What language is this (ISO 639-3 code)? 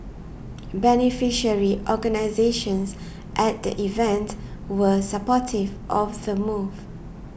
eng